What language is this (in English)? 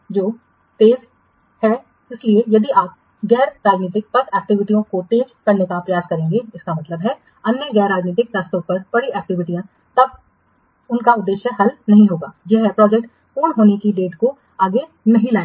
Hindi